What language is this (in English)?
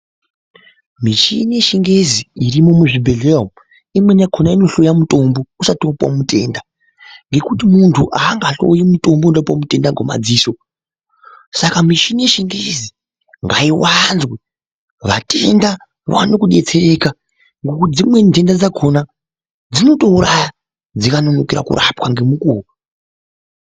Ndau